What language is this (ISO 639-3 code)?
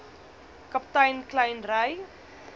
afr